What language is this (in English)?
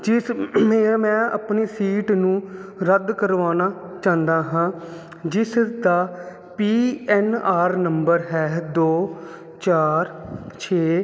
Punjabi